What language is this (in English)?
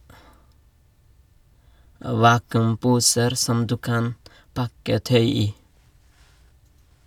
Norwegian